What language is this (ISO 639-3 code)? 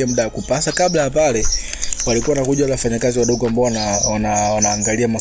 swa